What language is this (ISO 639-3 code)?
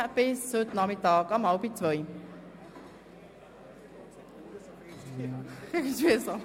gsw